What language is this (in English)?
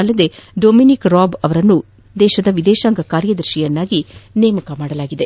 Kannada